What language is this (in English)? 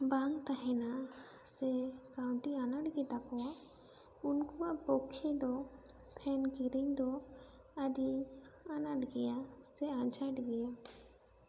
Santali